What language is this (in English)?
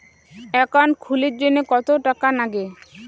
Bangla